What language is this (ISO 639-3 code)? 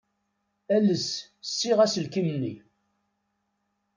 kab